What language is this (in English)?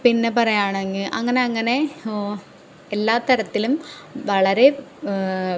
Malayalam